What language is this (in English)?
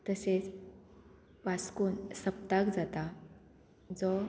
Konkani